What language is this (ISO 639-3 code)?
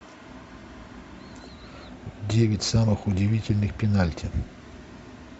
rus